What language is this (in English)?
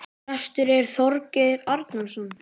Icelandic